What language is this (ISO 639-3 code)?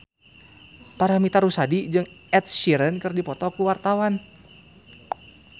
sun